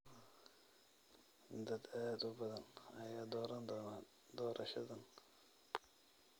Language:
Somali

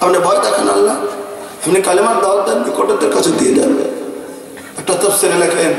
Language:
Romanian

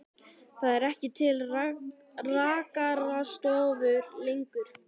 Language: Icelandic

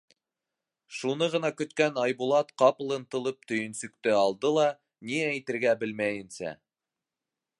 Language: Bashkir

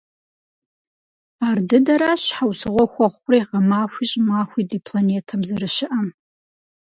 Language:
Kabardian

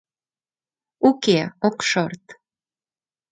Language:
Mari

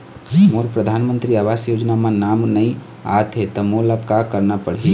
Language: Chhattisgarhi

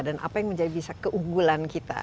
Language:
Indonesian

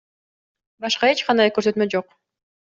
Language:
Kyrgyz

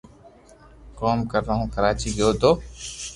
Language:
Loarki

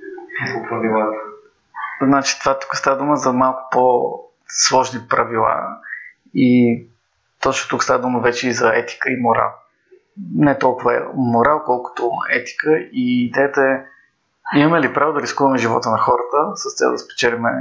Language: Bulgarian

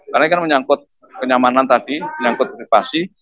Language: Indonesian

